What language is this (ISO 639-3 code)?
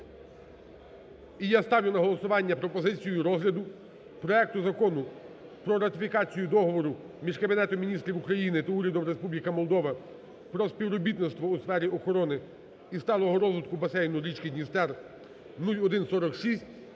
ukr